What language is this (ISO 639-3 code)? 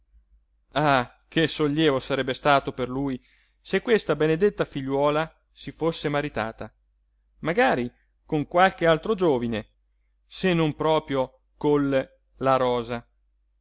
ita